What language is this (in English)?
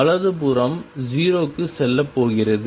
Tamil